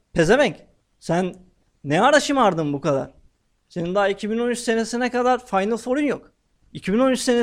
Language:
Turkish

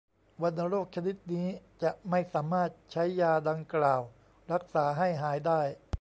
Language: Thai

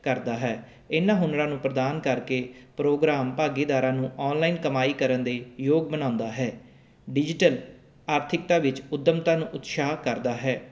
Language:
Punjabi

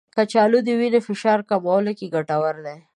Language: Pashto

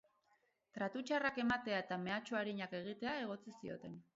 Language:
Basque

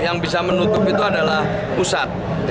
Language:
Indonesian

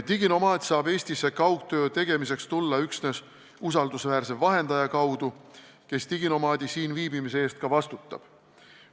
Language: Estonian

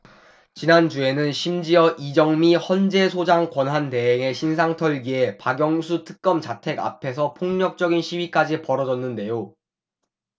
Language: Korean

